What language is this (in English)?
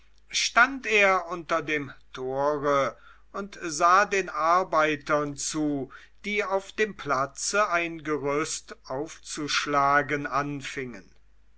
German